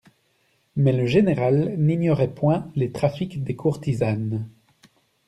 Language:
French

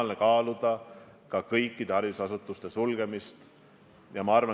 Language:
Estonian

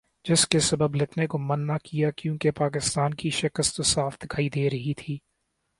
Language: Urdu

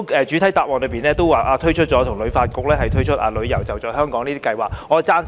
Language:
Cantonese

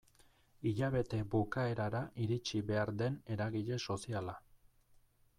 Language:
Basque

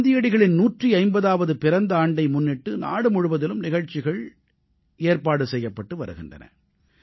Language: Tamil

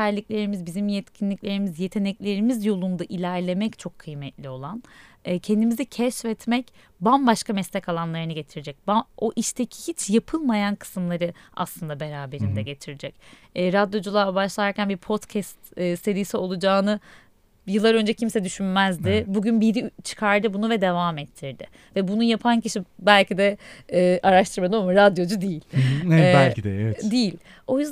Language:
Turkish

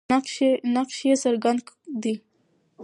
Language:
Pashto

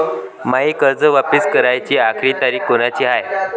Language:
Marathi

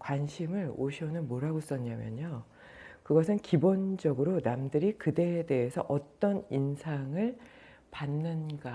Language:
Korean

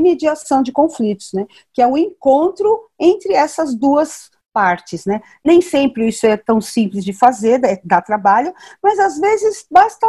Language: Portuguese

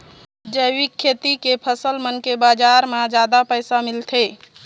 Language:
Chhattisgarhi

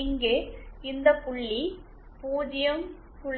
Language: Tamil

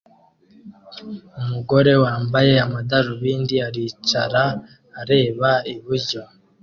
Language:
Kinyarwanda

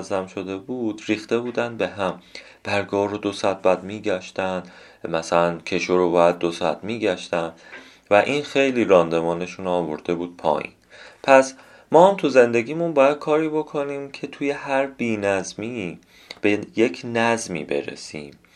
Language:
Persian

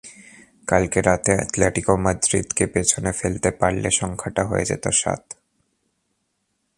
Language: Bangla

